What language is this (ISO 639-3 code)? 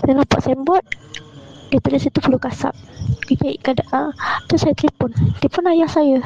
msa